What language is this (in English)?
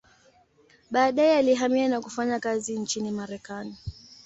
Swahili